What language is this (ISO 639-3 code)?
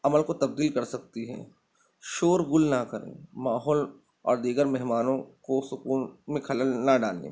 urd